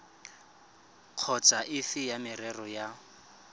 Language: Tswana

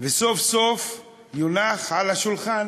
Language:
Hebrew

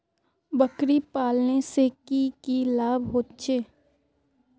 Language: Magahi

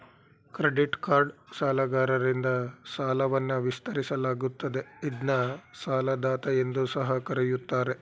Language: Kannada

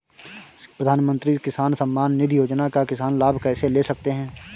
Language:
Hindi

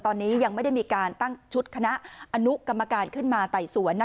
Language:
Thai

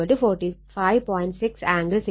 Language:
Malayalam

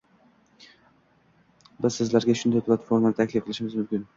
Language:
Uzbek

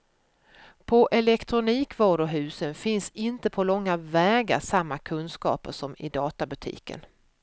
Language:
Swedish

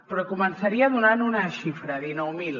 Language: Catalan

